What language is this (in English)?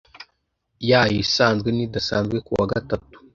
Kinyarwanda